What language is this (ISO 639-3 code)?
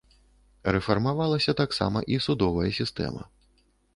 bel